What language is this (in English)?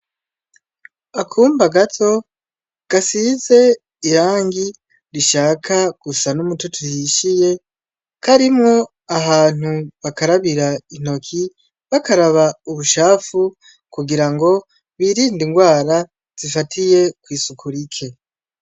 Rundi